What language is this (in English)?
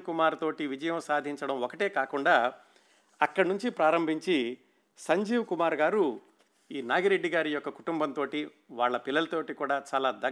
Telugu